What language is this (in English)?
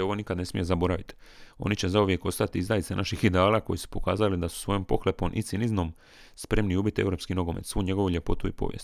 Croatian